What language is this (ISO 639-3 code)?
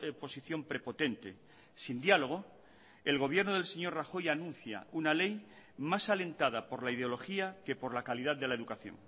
spa